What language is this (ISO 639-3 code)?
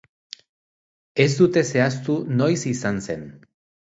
eus